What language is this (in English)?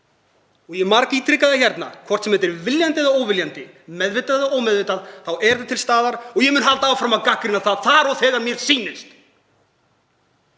Icelandic